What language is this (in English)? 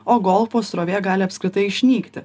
Lithuanian